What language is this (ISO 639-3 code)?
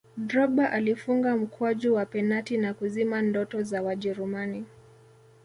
swa